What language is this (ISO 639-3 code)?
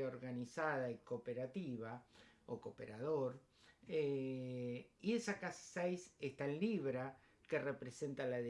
spa